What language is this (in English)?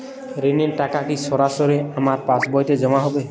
Bangla